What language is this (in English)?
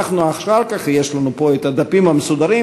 Hebrew